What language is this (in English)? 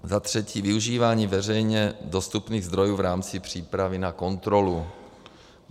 Czech